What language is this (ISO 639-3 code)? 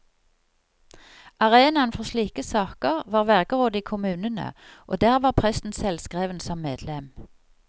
nor